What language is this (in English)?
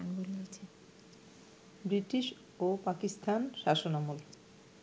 Bangla